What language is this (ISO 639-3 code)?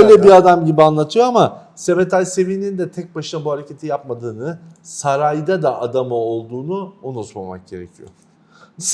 tur